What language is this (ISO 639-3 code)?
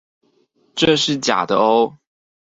zho